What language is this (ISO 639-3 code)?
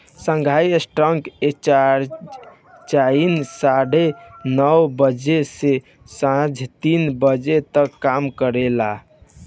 bho